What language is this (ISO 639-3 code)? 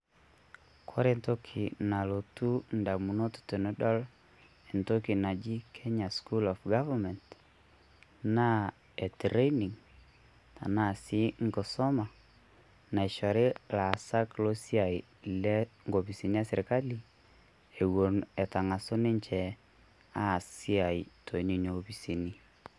mas